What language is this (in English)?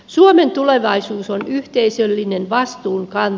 Finnish